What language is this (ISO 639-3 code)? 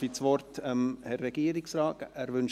gsw